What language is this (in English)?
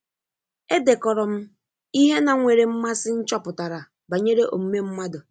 Igbo